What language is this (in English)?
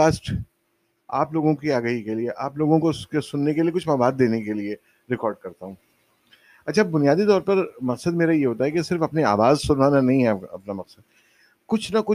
Urdu